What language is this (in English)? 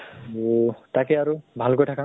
Assamese